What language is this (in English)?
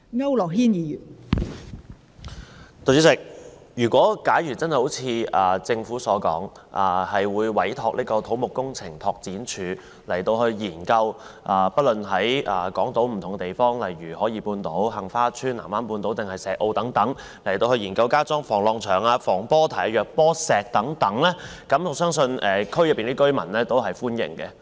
Cantonese